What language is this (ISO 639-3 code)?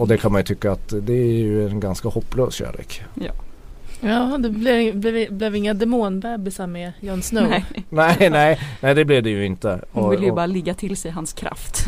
swe